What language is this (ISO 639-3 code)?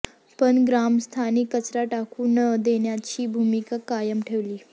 mar